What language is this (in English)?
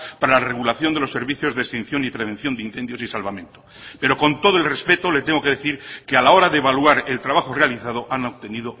Spanish